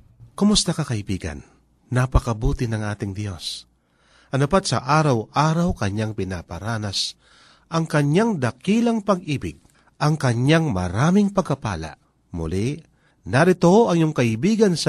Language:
Filipino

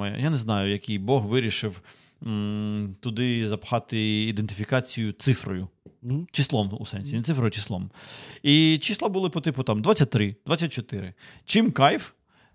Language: Ukrainian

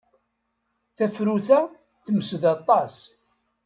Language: Kabyle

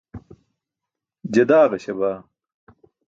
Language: Burushaski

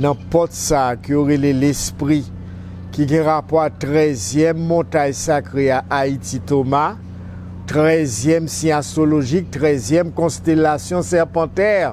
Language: French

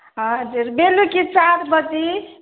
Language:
Nepali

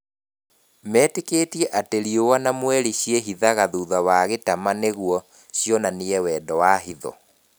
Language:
Kikuyu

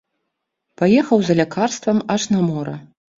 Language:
Belarusian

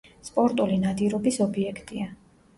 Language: Georgian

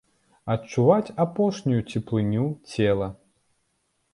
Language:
Belarusian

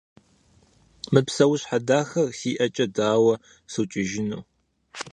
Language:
Kabardian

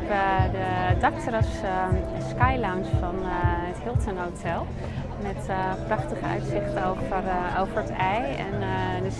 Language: Dutch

